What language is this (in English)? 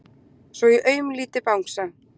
Icelandic